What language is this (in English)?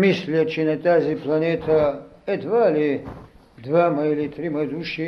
Bulgarian